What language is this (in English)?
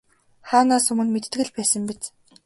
Mongolian